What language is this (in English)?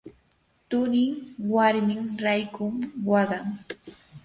Yanahuanca Pasco Quechua